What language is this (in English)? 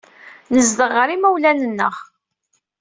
Kabyle